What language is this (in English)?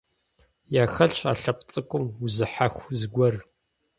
Kabardian